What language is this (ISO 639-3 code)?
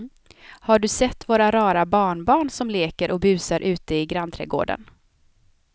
swe